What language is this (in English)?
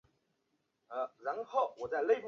Chinese